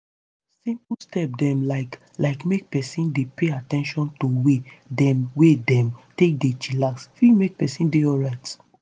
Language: Nigerian Pidgin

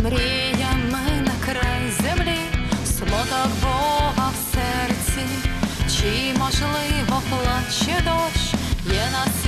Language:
Ukrainian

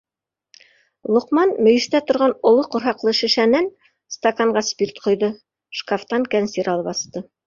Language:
Bashkir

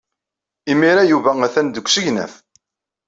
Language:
Kabyle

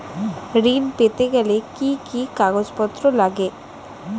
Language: Bangla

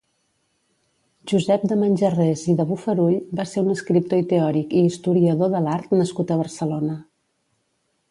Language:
Catalan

